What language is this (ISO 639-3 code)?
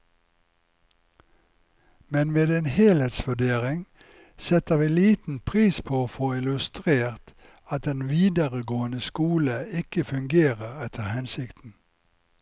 nor